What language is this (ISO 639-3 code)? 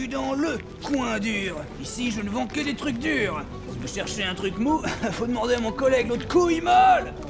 fra